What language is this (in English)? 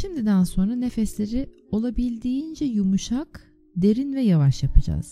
Turkish